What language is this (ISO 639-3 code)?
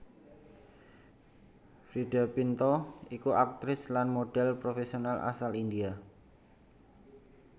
jav